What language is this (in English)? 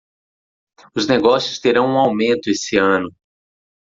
Portuguese